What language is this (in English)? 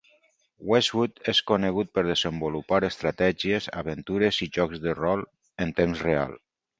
Catalan